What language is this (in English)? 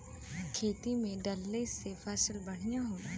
Bhojpuri